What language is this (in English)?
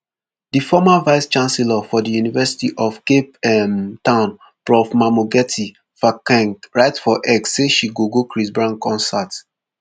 Nigerian Pidgin